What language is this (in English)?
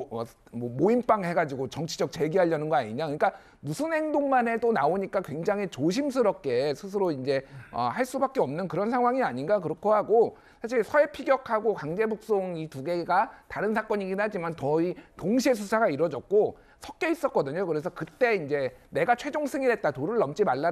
Korean